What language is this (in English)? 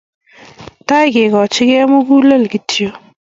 Kalenjin